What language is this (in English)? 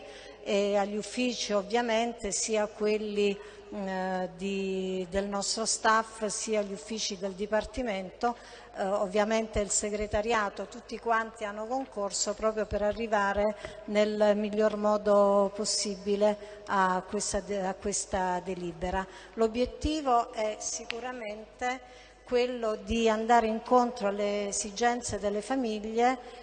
Italian